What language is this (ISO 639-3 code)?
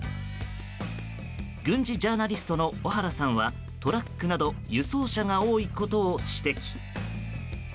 jpn